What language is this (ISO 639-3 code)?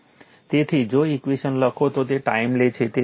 guj